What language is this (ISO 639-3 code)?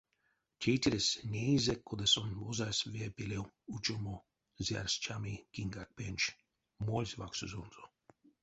myv